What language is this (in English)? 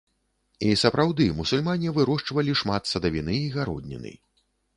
Belarusian